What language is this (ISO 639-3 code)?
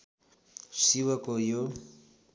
nep